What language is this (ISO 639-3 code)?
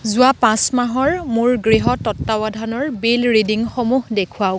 asm